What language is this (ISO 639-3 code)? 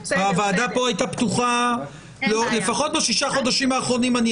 heb